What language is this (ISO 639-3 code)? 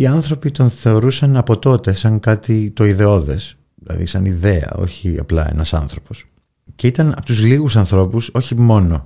ell